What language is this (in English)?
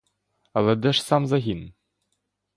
Ukrainian